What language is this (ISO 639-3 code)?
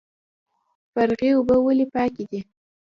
pus